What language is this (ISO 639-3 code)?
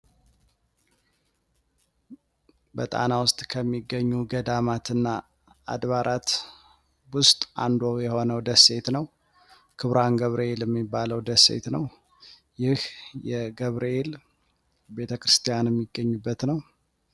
amh